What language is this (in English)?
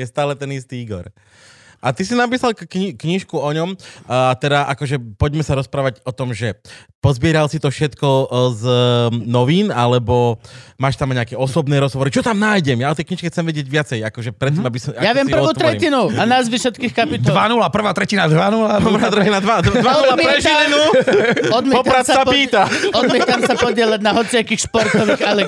Slovak